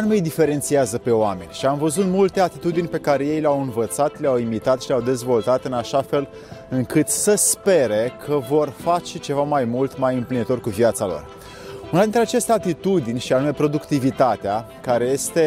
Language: Romanian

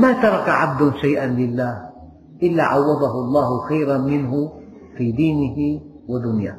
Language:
Arabic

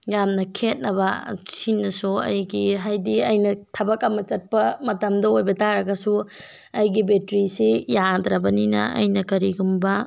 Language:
Manipuri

